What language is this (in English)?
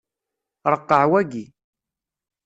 Kabyle